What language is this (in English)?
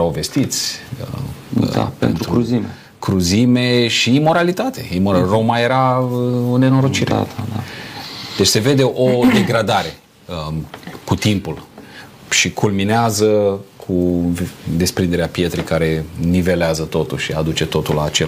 Romanian